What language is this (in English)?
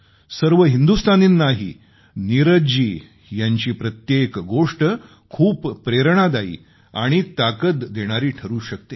Marathi